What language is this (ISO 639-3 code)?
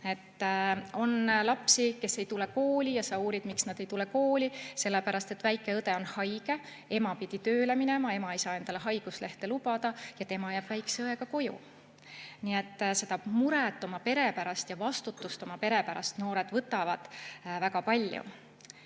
est